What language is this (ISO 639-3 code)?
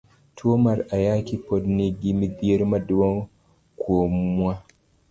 luo